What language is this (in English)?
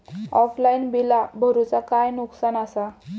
Marathi